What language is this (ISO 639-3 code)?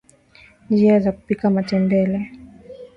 swa